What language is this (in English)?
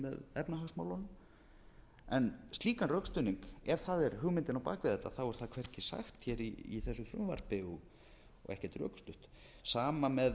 Icelandic